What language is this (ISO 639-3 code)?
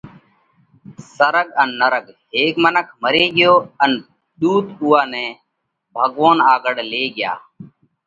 kvx